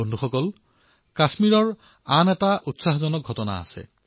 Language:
Assamese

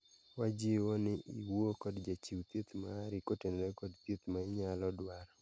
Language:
Luo (Kenya and Tanzania)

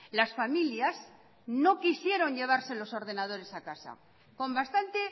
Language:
Spanish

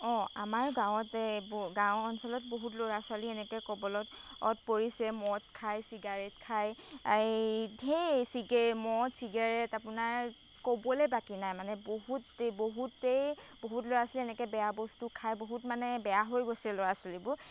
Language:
Assamese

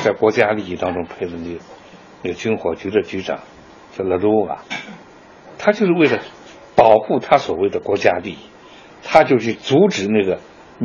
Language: Chinese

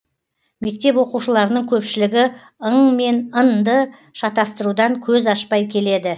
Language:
Kazakh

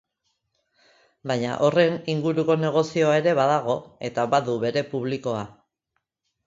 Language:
Basque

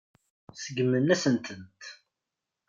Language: Kabyle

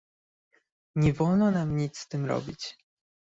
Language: Polish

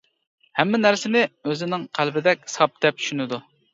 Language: Uyghur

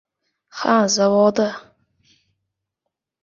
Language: Uzbek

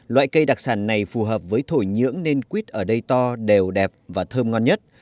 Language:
Vietnamese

